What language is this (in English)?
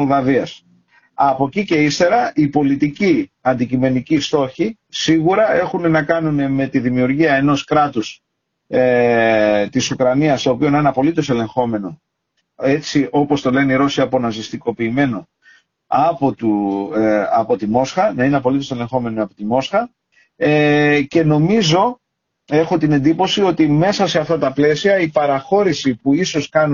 Greek